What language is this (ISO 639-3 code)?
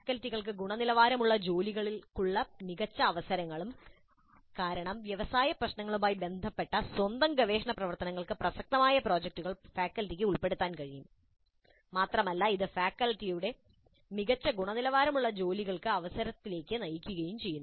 mal